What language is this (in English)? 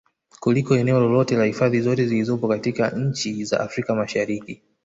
Swahili